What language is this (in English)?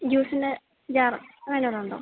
Malayalam